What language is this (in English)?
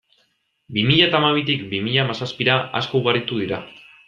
Basque